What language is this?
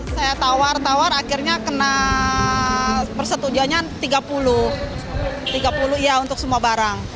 Indonesian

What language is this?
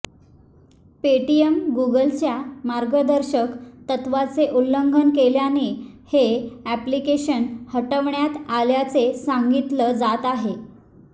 Marathi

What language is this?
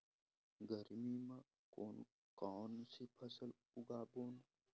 Chhattisgarhi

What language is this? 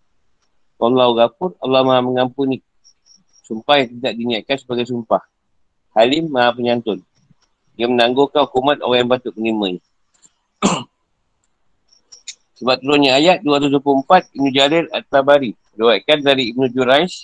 Malay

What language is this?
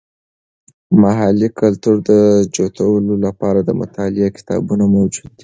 Pashto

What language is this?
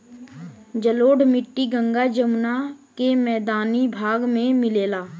Bhojpuri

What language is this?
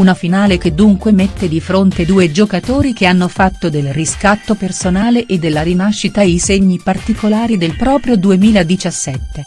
Italian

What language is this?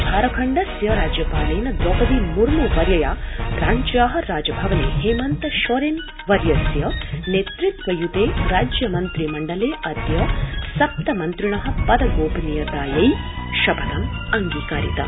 Sanskrit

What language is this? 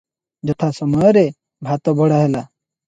Odia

